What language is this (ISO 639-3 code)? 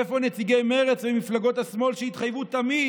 heb